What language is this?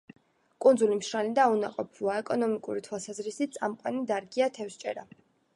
Georgian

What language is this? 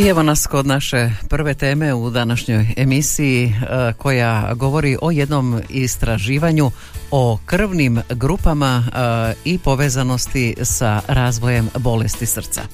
Croatian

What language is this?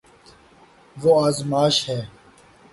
Urdu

